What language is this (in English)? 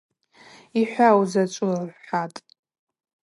Abaza